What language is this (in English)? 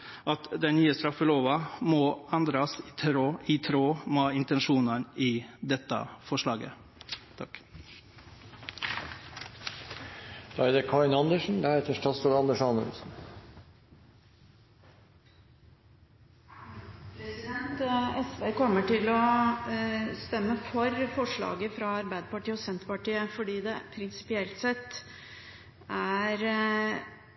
Norwegian